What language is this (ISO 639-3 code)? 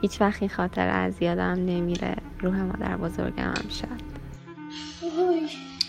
fas